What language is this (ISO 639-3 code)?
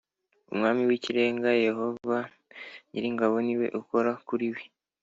kin